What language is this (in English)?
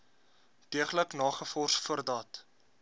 Afrikaans